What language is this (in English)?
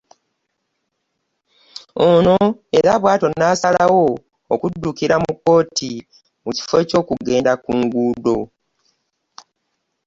Ganda